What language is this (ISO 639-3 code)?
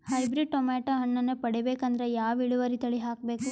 kan